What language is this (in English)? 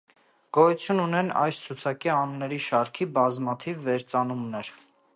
Armenian